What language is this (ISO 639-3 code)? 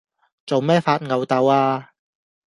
yue